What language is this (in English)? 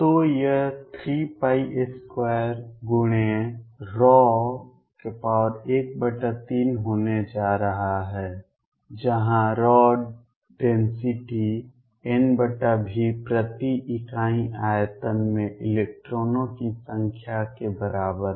Hindi